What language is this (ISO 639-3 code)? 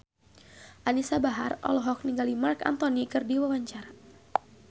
sun